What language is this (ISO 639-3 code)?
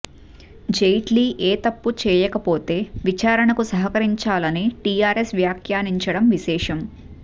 tel